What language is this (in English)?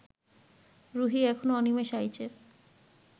Bangla